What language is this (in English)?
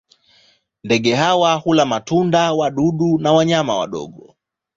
Swahili